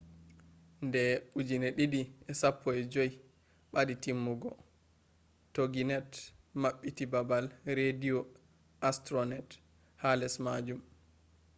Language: Fula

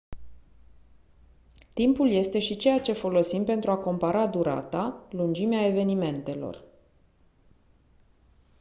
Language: Romanian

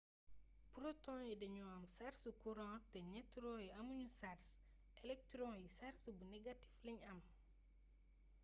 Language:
Wolof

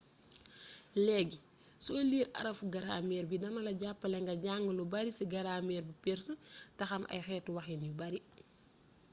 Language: Wolof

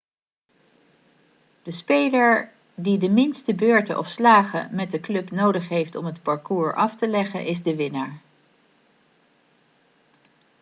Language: Dutch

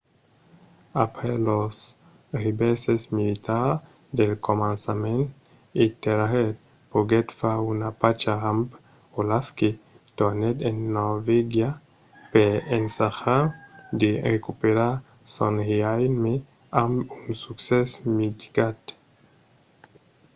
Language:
Occitan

